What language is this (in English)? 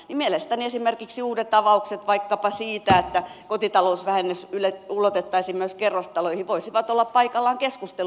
Finnish